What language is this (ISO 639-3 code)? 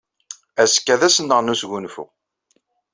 kab